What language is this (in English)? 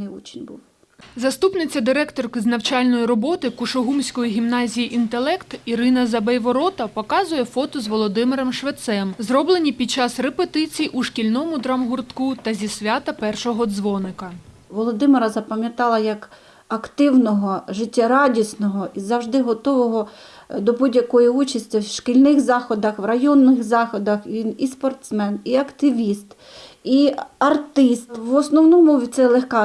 Ukrainian